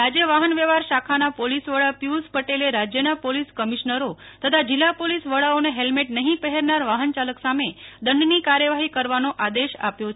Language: Gujarati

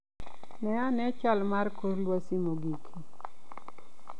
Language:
Luo (Kenya and Tanzania)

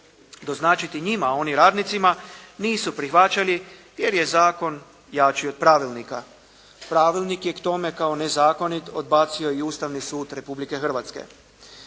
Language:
Croatian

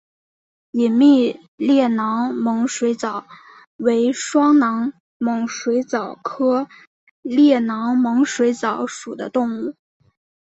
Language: Chinese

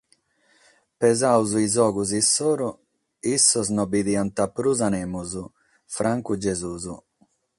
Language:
Sardinian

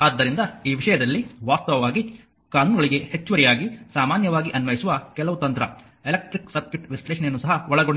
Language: Kannada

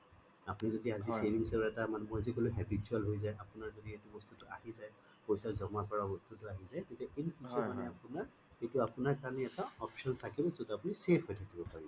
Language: Assamese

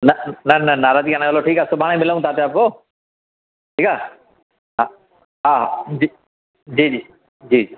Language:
Sindhi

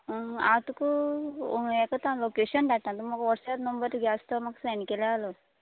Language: Konkani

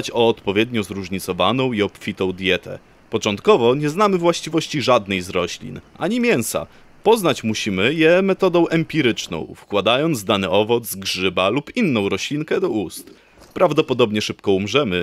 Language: Polish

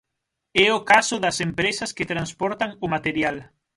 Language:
Galician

